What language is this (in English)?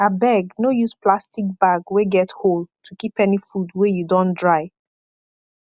Nigerian Pidgin